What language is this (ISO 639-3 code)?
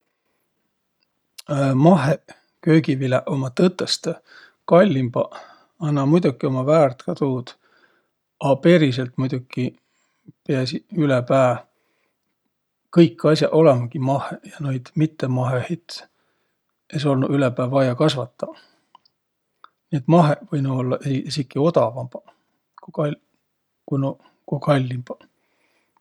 vro